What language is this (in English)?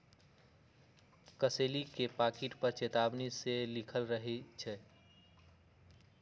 Magahi